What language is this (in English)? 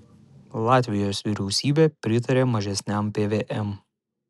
Lithuanian